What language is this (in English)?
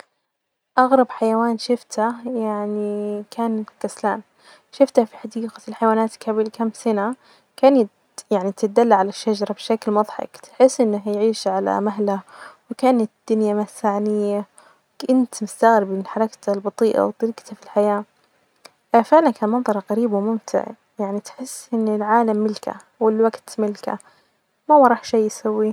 Najdi Arabic